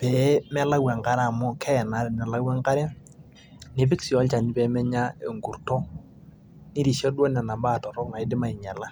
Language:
Masai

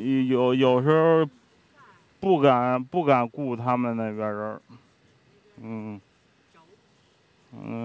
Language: Chinese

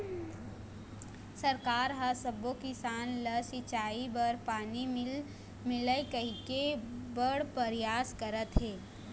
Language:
Chhattisgarhi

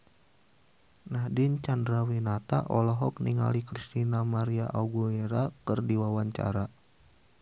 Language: Sundanese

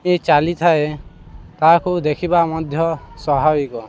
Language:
Odia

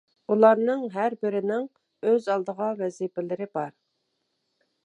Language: Uyghur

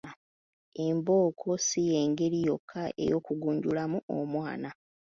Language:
Ganda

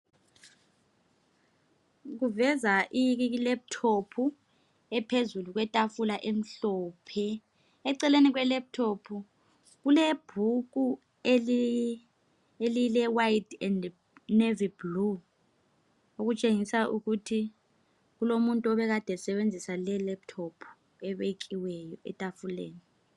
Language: North Ndebele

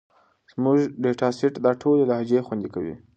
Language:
Pashto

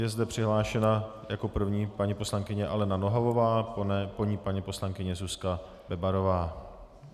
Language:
Czech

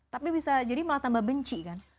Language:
Indonesian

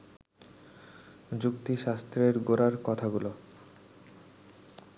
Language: Bangla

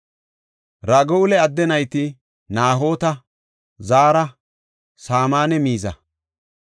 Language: Gofa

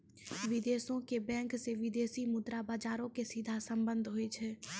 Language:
Maithili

